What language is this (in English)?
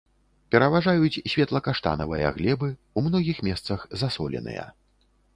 Belarusian